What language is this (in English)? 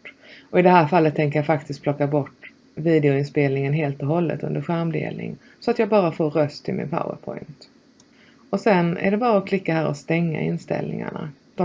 Swedish